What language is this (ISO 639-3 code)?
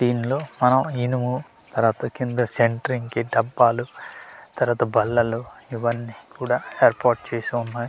tel